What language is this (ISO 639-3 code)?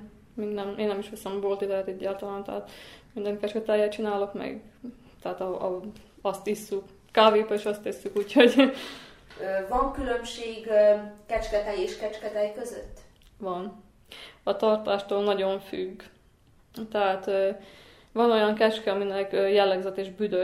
hun